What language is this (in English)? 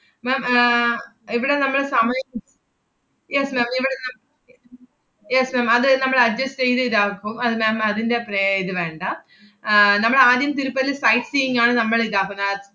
Malayalam